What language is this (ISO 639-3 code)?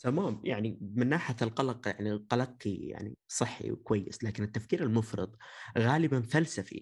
ara